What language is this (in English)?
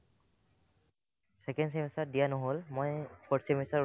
Assamese